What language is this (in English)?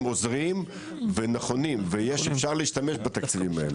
Hebrew